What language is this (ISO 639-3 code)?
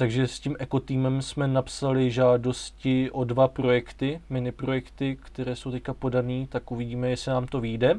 ces